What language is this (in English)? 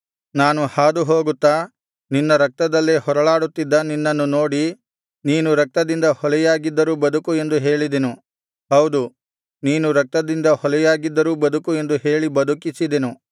Kannada